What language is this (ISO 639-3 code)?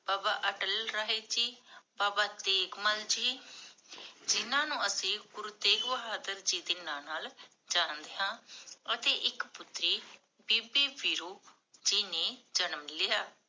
pan